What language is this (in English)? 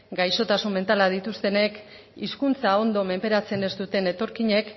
Basque